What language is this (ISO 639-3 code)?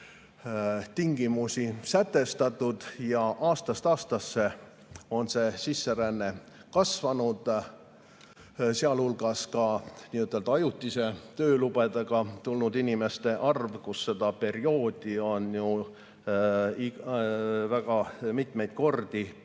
est